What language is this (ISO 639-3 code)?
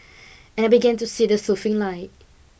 eng